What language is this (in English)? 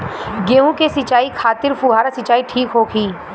Bhojpuri